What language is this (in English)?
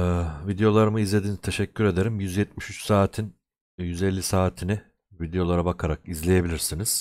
Turkish